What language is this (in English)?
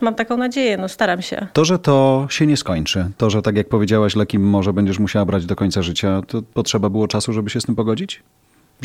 Polish